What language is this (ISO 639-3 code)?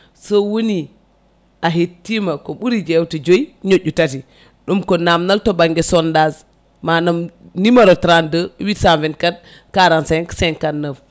ful